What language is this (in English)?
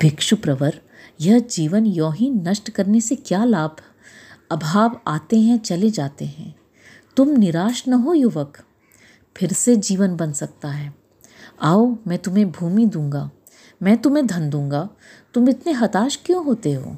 Hindi